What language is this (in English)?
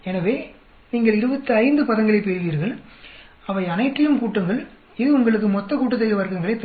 Tamil